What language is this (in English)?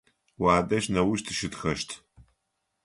Adyghe